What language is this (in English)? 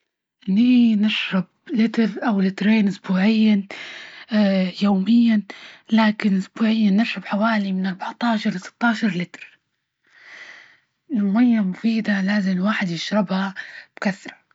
Libyan Arabic